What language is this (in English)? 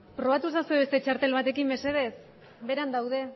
Basque